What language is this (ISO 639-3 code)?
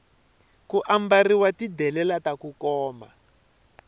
tso